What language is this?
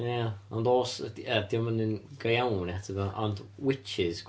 Welsh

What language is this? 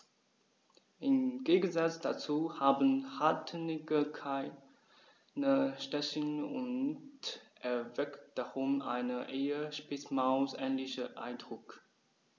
German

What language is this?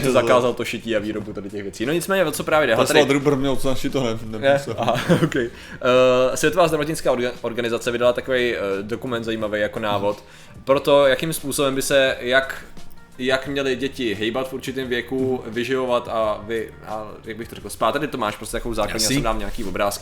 Czech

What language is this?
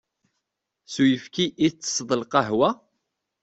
Kabyle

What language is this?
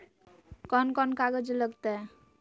Magahi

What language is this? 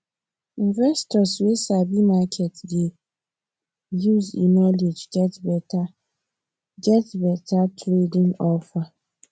Nigerian Pidgin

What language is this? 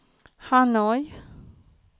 Swedish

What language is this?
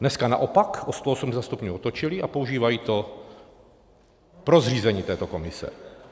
Czech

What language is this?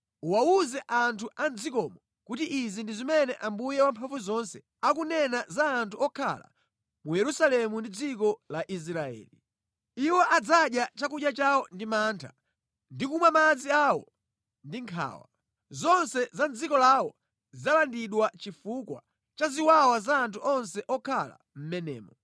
Nyanja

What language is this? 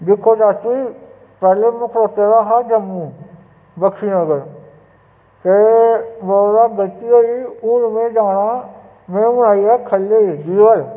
Dogri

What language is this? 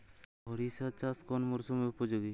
Bangla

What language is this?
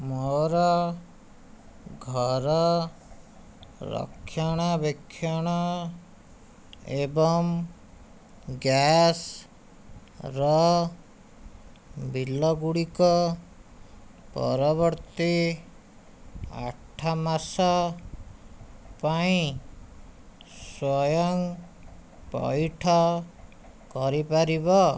Odia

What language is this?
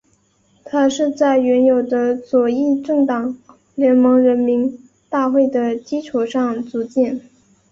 Chinese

